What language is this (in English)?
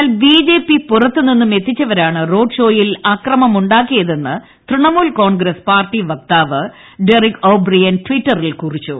Malayalam